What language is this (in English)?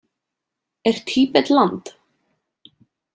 Icelandic